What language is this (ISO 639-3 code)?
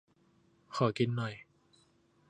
tha